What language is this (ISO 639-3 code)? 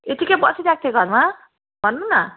nep